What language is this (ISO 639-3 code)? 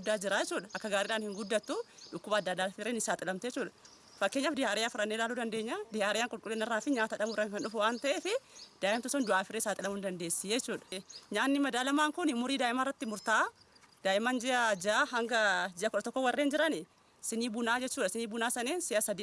ind